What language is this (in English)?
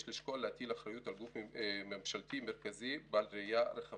Hebrew